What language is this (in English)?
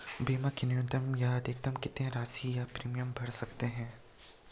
Hindi